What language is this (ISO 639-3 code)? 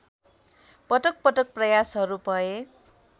nep